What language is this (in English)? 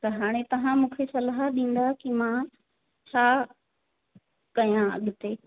Sindhi